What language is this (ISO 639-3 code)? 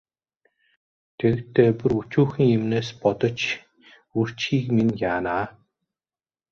mon